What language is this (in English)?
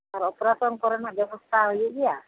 Santali